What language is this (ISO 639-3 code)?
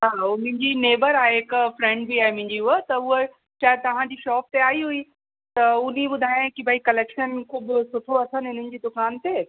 snd